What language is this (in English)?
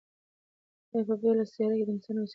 Pashto